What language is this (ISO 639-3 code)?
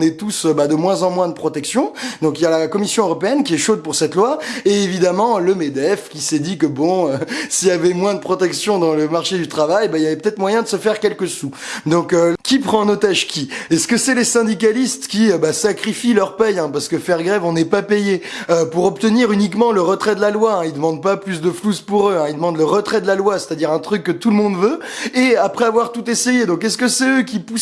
fra